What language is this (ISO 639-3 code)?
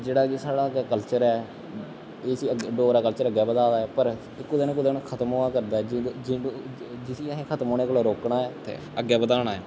doi